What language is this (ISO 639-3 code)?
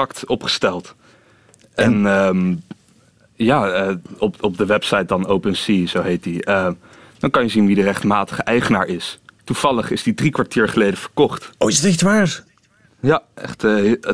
nld